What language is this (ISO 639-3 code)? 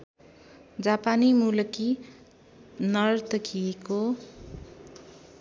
nep